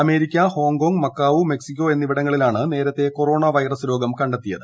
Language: Malayalam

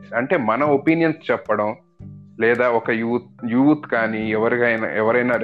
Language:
Telugu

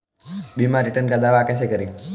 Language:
Hindi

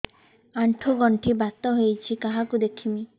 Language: Odia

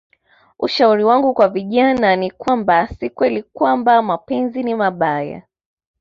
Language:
Swahili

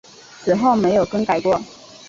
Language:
Chinese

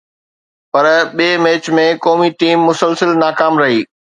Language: Sindhi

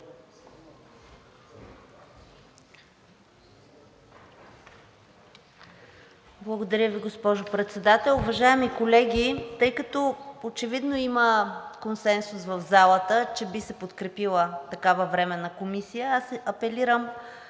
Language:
Bulgarian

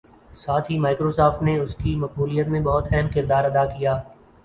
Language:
Urdu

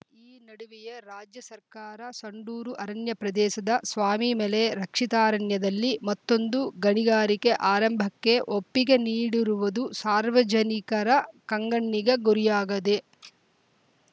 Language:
Kannada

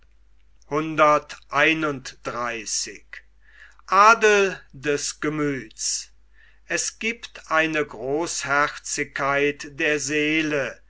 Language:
German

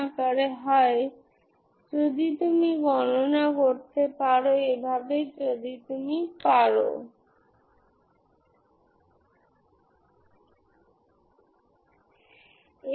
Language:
Bangla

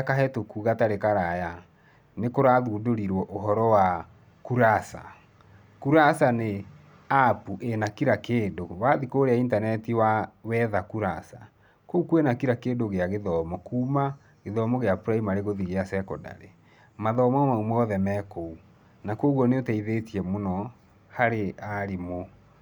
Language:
Kikuyu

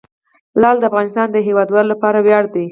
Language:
Pashto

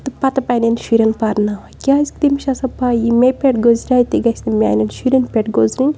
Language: Kashmiri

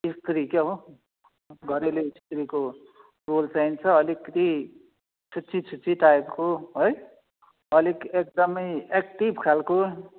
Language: Nepali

